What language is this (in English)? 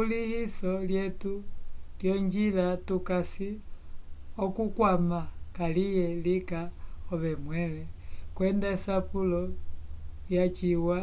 Umbundu